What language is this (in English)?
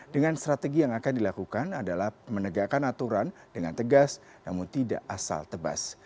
Indonesian